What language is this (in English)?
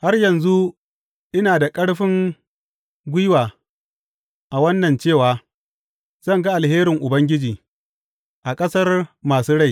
Hausa